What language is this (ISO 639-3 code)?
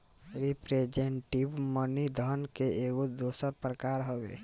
bho